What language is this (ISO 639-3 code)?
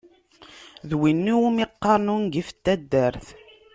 kab